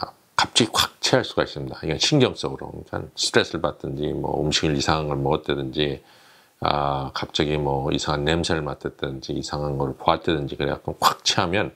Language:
Korean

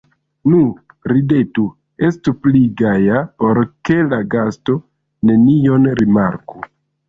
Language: Esperanto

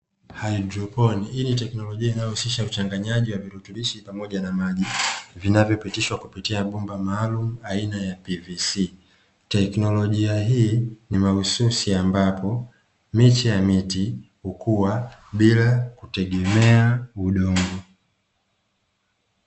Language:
Swahili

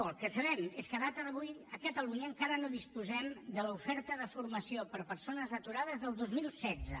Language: Catalan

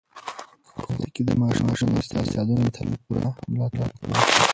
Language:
Pashto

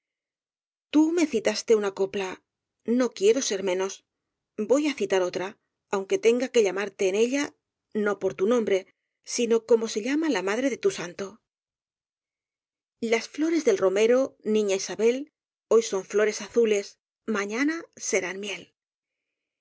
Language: Spanish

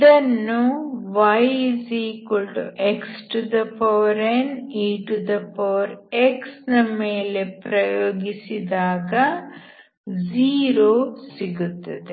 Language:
Kannada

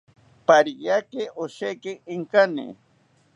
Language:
South Ucayali Ashéninka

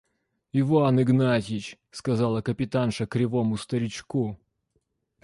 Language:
Russian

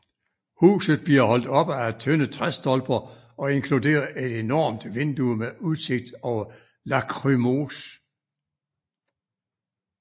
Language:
Danish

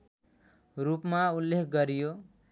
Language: Nepali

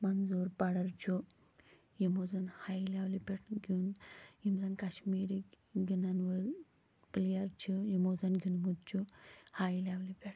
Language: Kashmiri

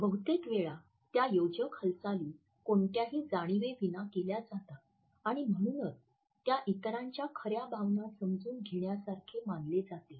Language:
Marathi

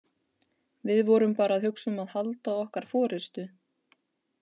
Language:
Icelandic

